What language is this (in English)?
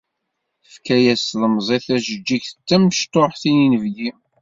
Kabyle